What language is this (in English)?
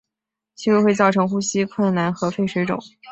Chinese